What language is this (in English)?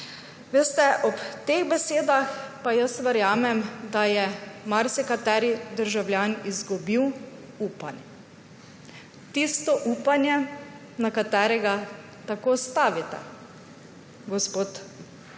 Slovenian